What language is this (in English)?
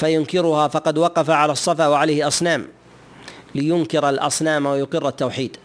Arabic